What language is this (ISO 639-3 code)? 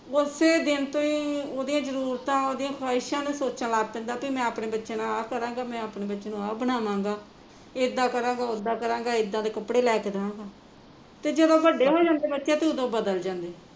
pan